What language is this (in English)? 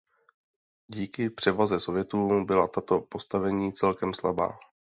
Czech